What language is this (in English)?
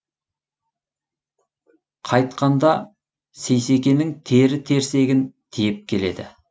Kazakh